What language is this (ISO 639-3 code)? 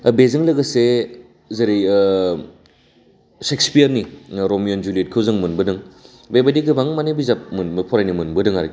brx